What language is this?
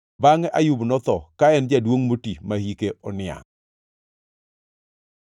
Luo (Kenya and Tanzania)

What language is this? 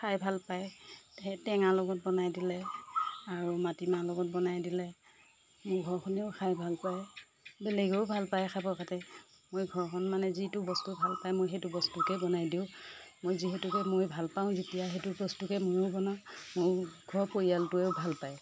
Assamese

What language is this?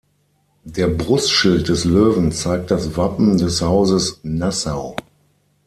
German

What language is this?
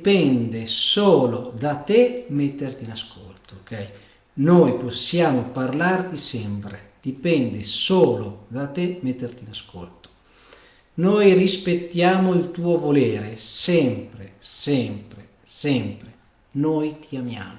Italian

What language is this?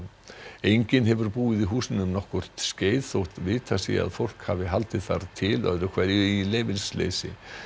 Icelandic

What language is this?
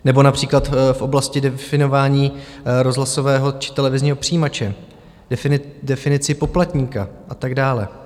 Czech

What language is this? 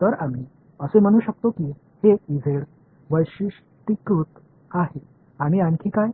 Marathi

